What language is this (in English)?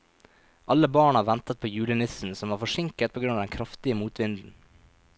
Norwegian